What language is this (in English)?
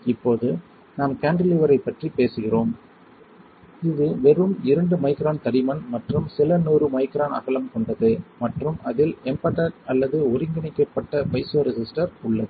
Tamil